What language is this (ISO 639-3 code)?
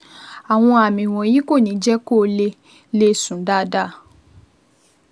yor